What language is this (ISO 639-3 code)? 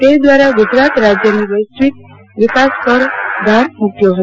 guj